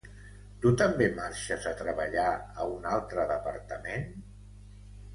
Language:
Catalan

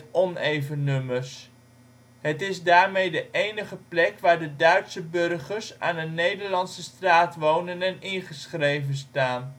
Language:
Dutch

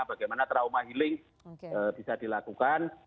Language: Indonesian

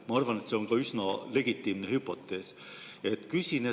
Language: Estonian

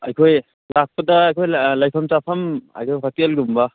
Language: Manipuri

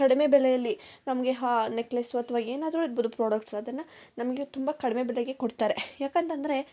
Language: Kannada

